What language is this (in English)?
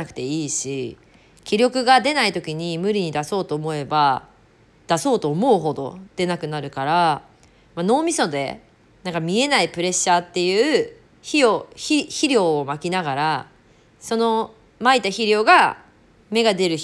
Japanese